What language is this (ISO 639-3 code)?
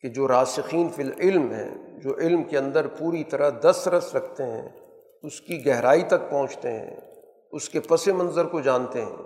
urd